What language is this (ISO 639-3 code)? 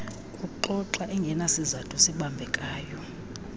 xho